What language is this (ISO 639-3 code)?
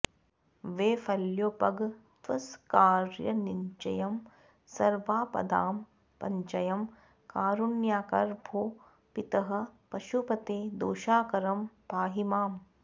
san